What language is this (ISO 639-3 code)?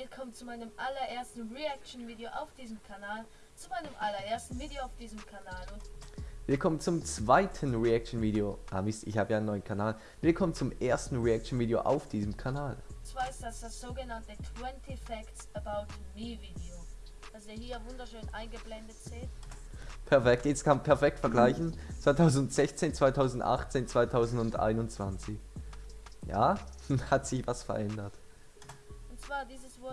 deu